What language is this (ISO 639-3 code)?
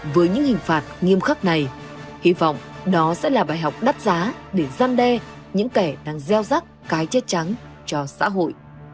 vie